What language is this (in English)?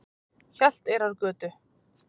Icelandic